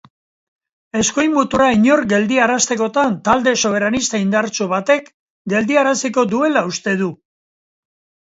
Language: Basque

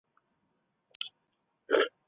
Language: Chinese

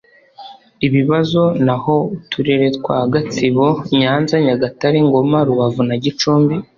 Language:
Kinyarwanda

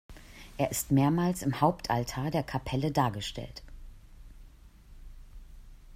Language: German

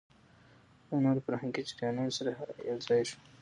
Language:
Pashto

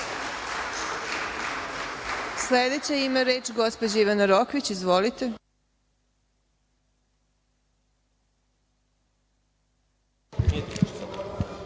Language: Serbian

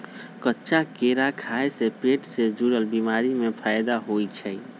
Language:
Magahi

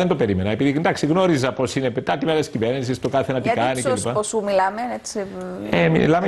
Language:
Greek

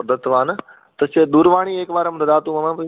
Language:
Sanskrit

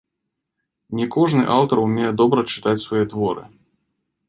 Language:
Belarusian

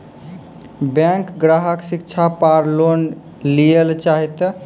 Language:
Maithili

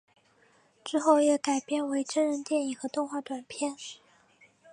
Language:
Chinese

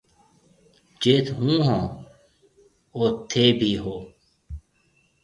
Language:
Marwari (Pakistan)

